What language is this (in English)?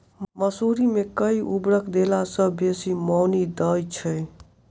Maithili